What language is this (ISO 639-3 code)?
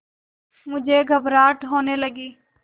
hin